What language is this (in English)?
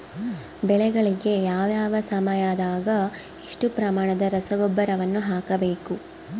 Kannada